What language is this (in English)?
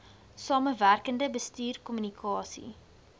Afrikaans